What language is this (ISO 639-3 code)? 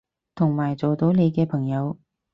yue